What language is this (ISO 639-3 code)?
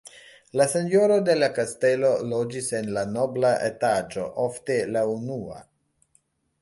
epo